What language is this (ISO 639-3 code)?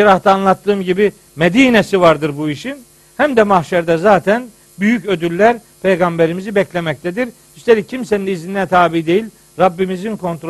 tur